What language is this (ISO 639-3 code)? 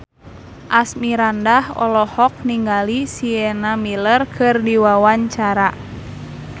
sun